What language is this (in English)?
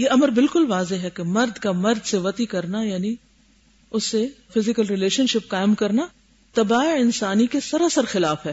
Urdu